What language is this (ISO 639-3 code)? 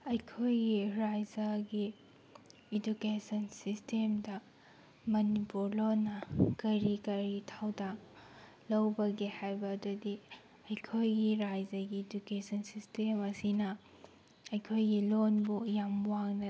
mni